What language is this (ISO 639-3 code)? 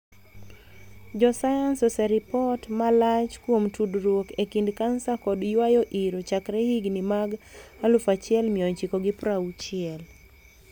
luo